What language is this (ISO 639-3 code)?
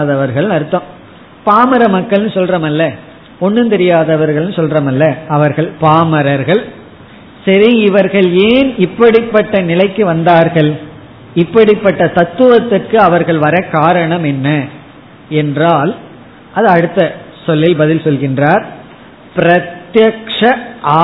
tam